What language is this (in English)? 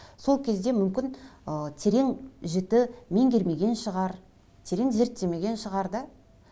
Kazakh